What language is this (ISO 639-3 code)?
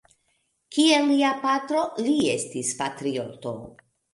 epo